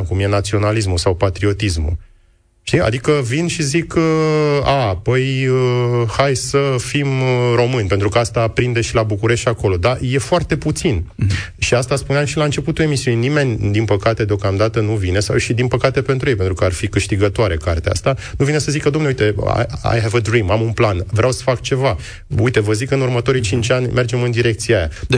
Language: Romanian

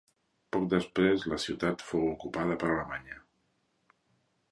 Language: Catalan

